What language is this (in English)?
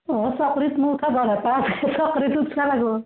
Assamese